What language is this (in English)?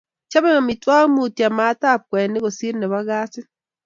Kalenjin